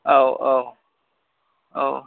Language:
Bodo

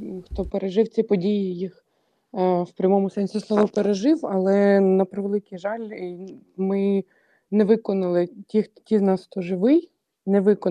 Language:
Ukrainian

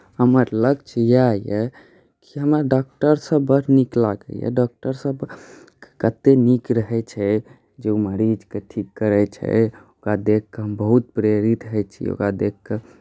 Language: Maithili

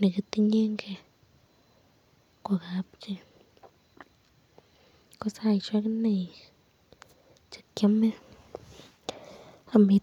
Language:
Kalenjin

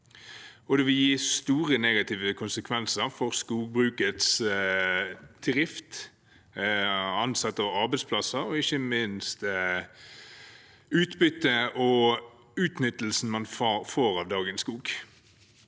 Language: Norwegian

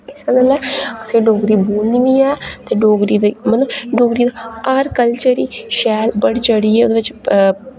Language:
Dogri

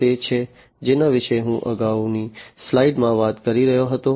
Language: Gujarati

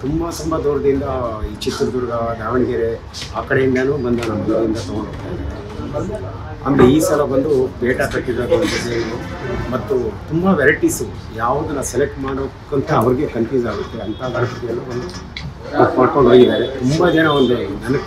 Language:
Kannada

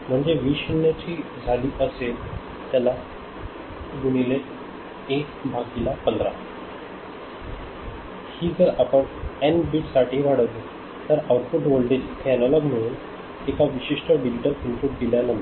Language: Marathi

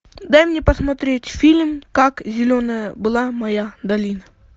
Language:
Russian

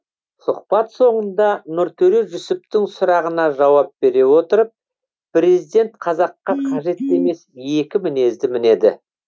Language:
Kazakh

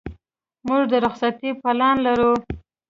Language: Pashto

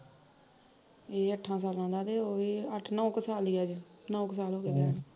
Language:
Punjabi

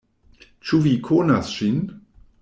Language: Esperanto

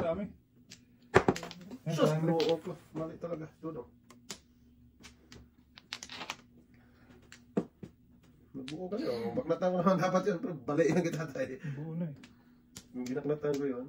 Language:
Filipino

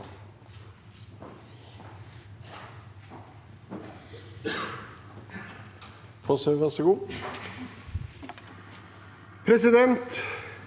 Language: Norwegian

